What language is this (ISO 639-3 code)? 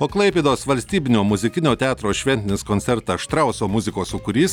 lit